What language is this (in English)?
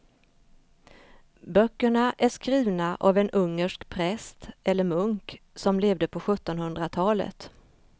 Swedish